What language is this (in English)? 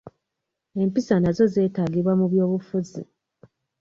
Ganda